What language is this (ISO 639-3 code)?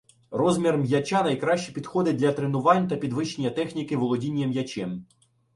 ukr